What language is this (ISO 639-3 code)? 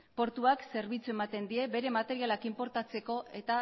eus